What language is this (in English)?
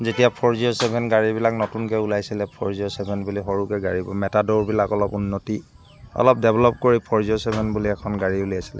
Assamese